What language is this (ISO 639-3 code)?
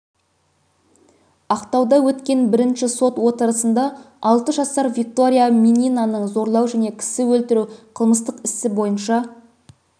kaz